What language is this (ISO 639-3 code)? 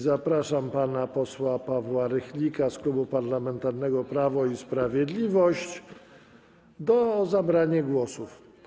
pol